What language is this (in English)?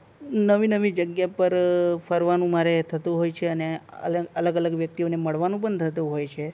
Gujarati